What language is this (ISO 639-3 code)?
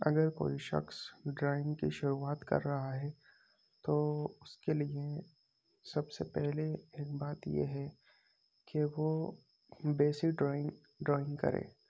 urd